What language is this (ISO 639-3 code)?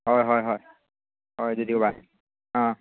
mni